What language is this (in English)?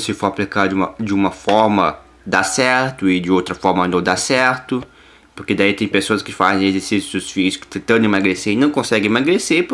Portuguese